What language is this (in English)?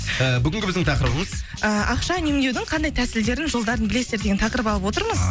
Kazakh